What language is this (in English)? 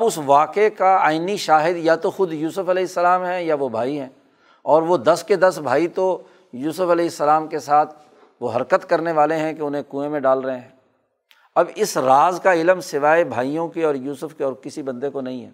Urdu